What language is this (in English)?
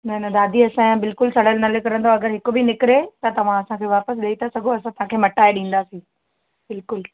Sindhi